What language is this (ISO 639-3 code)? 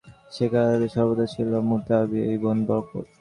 ben